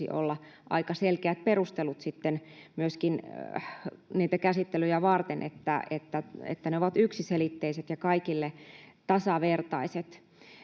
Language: Finnish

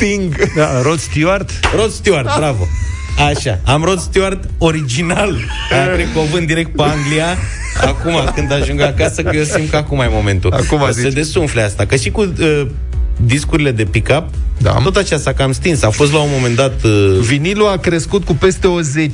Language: Romanian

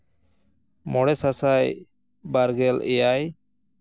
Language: Santali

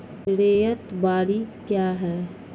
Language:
Maithili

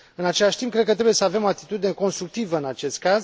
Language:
Romanian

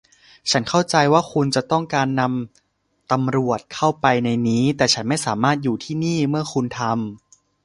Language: Thai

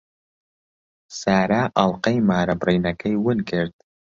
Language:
Central Kurdish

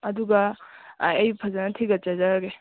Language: Manipuri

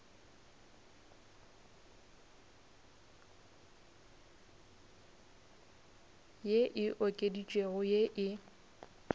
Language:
Northern Sotho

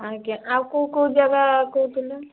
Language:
Odia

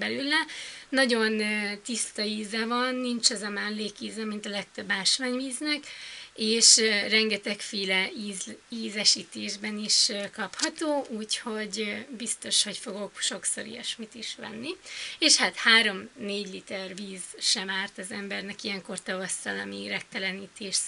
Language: Hungarian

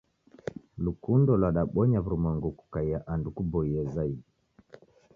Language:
Taita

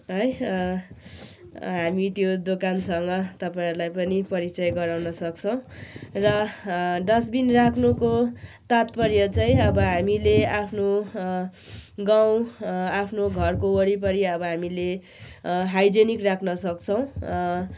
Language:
Nepali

